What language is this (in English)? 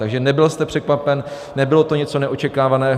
Czech